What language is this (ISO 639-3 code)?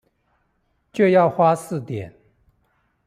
zho